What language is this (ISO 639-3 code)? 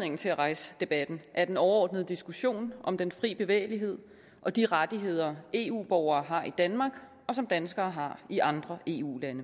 dan